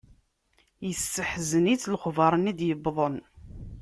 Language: Kabyle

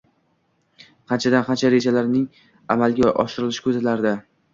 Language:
Uzbek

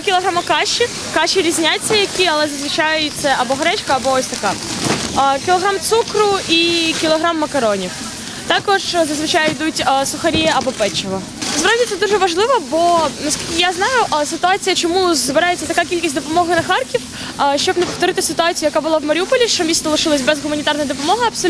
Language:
Ukrainian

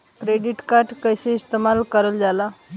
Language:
Bhojpuri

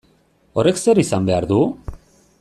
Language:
Basque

